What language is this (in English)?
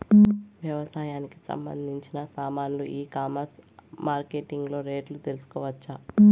Telugu